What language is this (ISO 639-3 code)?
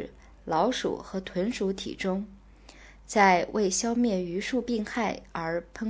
zho